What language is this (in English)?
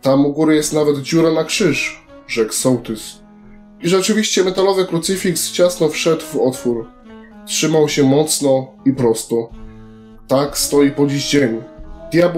Polish